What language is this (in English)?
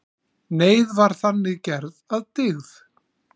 Icelandic